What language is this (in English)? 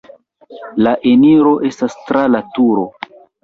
Esperanto